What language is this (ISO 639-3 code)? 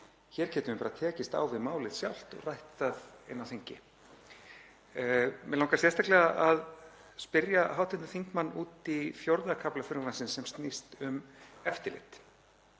isl